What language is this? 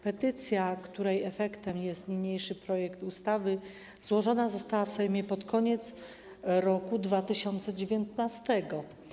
Polish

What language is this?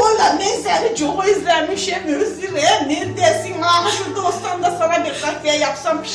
German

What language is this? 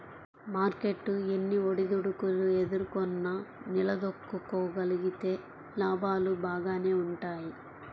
Telugu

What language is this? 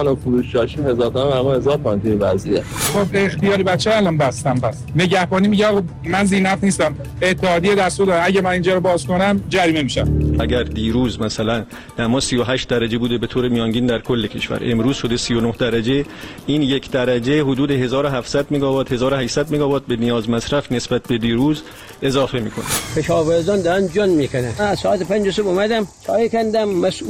Persian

